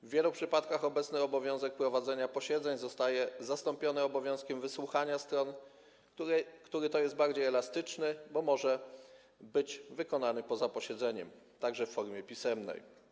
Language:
Polish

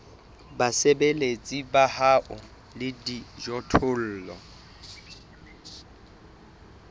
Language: Southern Sotho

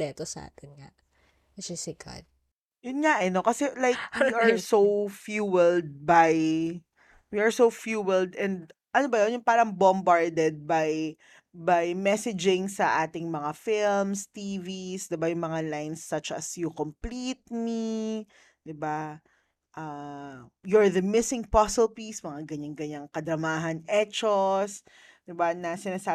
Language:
Filipino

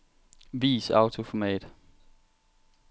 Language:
Danish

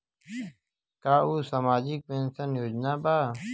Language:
Bhojpuri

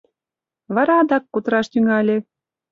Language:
Mari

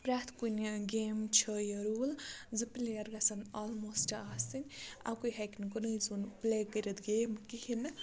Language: Kashmiri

